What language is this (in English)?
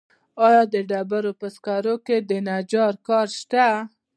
Pashto